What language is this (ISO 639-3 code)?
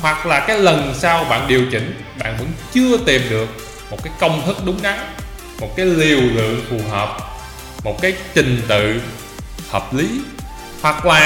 vie